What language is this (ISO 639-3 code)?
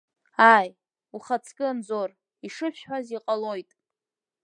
abk